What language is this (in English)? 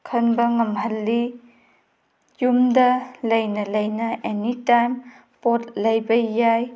Manipuri